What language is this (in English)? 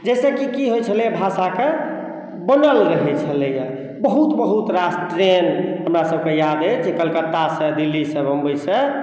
Maithili